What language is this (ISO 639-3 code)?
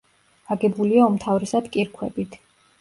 kat